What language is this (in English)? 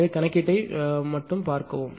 Tamil